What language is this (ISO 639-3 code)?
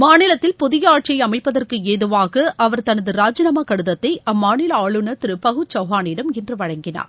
tam